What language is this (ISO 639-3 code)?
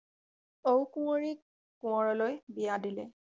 asm